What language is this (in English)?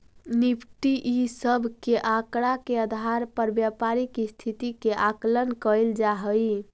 Magahi